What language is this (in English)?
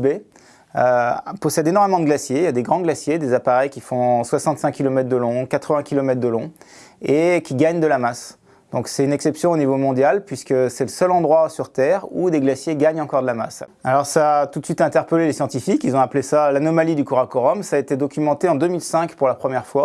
French